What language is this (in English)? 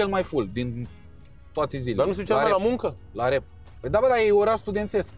Romanian